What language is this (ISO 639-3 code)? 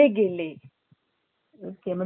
mar